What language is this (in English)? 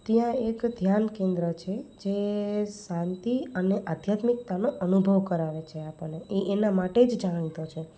Gujarati